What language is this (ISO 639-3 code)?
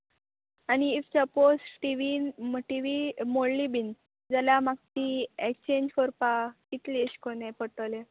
kok